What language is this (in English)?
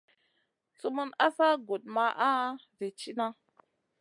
Masana